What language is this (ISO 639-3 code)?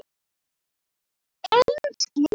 isl